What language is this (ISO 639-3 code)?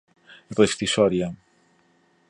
por